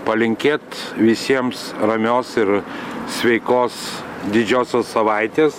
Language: Lithuanian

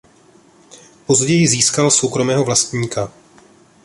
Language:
Czech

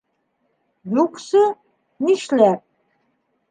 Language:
Bashkir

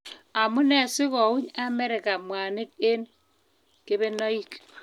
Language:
Kalenjin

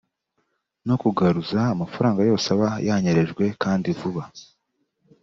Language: Kinyarwanda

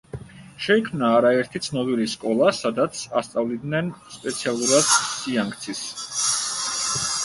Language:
Georgian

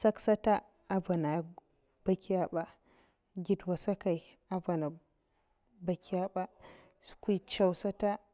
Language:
Mafa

